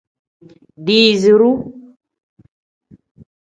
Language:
Tem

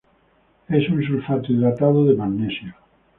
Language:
Spanish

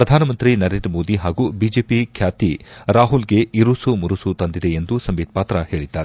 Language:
Kannada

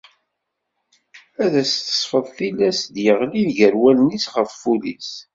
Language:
Kabyle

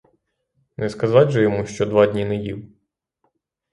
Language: Ukrainian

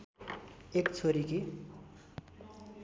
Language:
Nepali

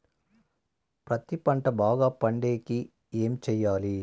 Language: Telugu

